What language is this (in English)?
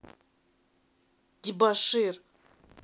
Russian